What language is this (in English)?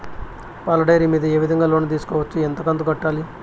Telugu